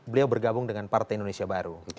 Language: Indonesian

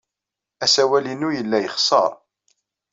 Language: Kabyle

